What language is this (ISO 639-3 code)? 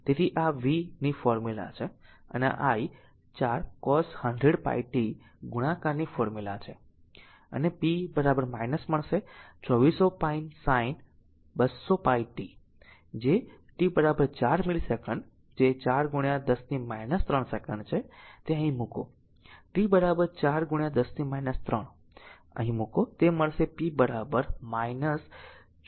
guj